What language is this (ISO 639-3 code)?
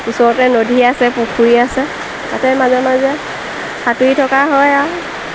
asm